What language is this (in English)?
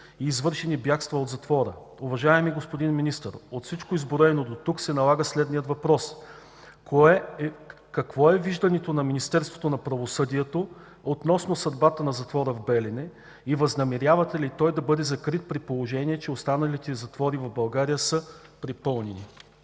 Bulgarian